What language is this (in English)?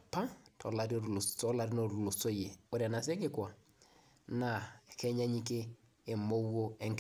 Masai